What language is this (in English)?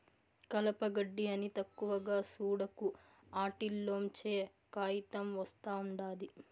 Telugu